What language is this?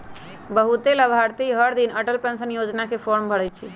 Magahi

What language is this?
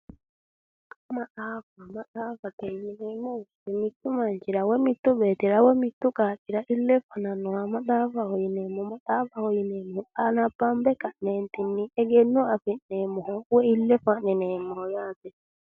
Sidamo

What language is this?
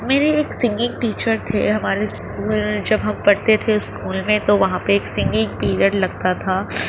Urdu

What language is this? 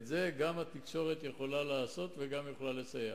Hebrew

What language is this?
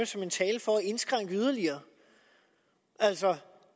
Danish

